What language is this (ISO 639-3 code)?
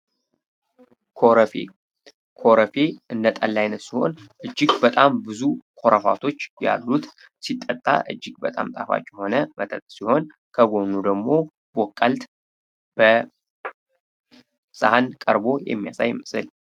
amh